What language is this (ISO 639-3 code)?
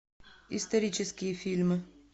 rus